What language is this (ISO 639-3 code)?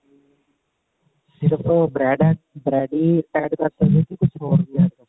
pan